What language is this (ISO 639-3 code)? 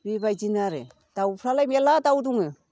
brx